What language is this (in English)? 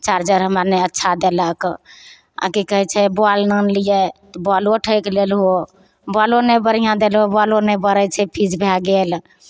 Maithili